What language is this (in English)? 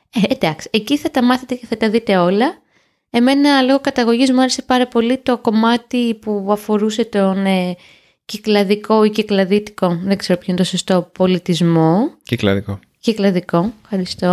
Greek